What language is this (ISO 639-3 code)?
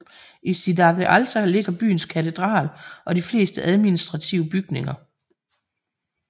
dan